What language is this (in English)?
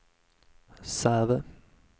Swedish